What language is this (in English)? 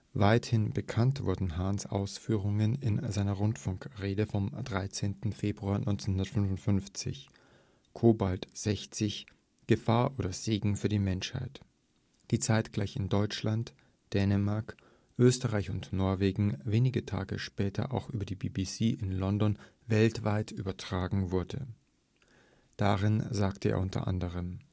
German